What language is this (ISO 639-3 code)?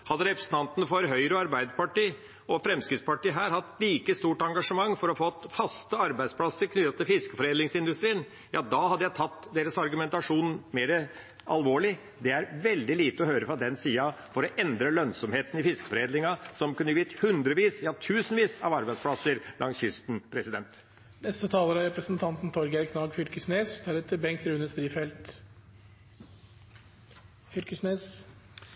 nor